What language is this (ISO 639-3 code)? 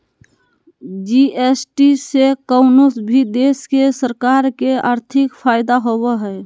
mag